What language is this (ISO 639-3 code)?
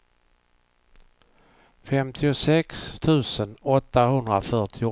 swe